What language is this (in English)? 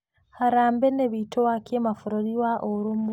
Kikuyu